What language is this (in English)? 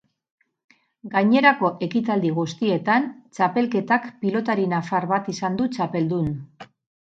Basque